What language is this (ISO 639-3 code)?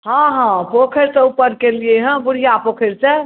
mai